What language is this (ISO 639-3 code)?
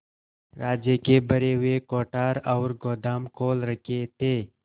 hin